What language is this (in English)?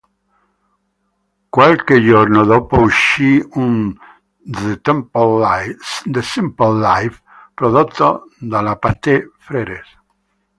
Italian